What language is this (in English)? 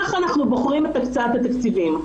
Hebrew